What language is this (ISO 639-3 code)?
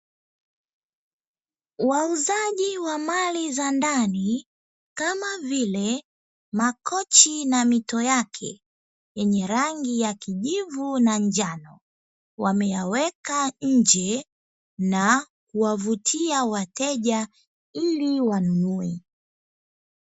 swa